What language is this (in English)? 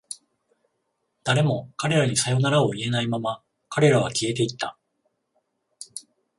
Japanese